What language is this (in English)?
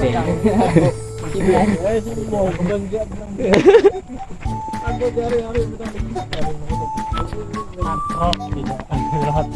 Indonesian